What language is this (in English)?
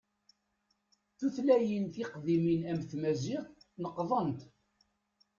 Kabyle